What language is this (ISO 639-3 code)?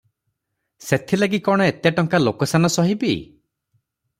ori